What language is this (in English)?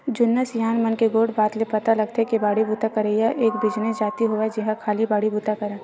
Chhattisgarhi